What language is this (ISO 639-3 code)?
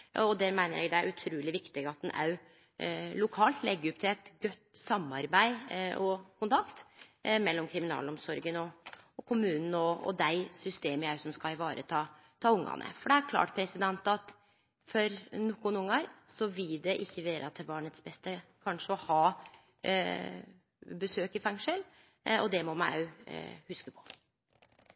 nno